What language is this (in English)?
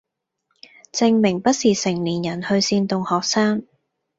Cantonese